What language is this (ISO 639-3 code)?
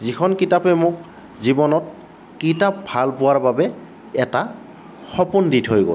asm